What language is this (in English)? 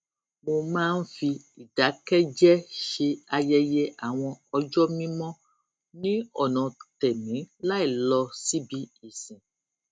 Yoruba